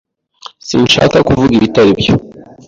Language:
Kinyarwanda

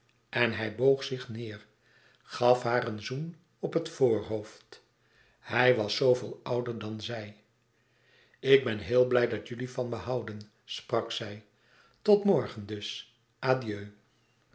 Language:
Dutch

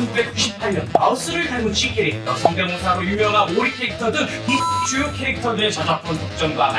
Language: Korean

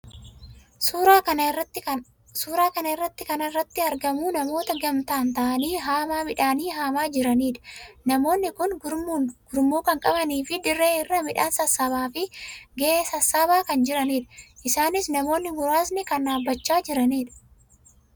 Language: Oromo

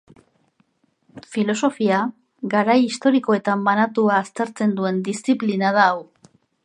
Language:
Basque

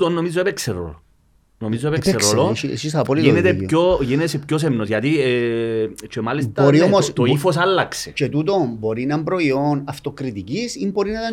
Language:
Greek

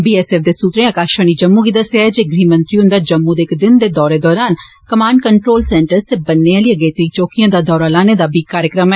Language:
Dogri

